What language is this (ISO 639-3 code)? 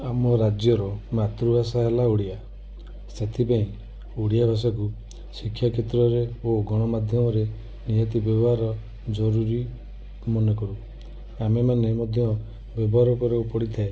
ori